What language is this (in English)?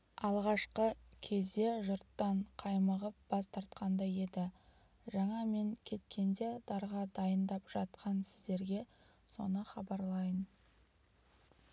Kazakh